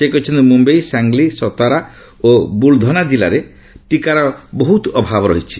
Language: Odia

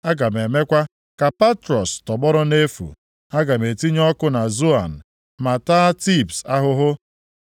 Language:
Igbo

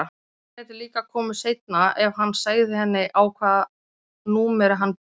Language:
Icelandic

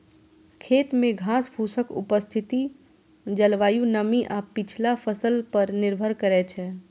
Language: Maithili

